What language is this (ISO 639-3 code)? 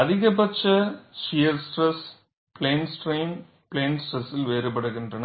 tam